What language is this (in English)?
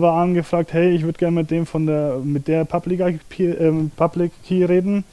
German